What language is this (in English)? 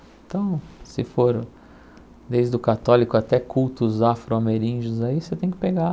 Portuguese